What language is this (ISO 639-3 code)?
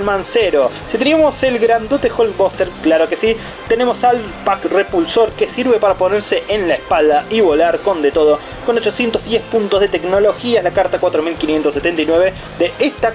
spa